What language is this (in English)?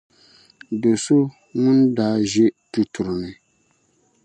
Dagbani